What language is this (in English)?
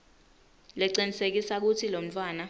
Swati